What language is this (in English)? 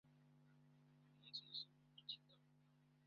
Kinyarwanda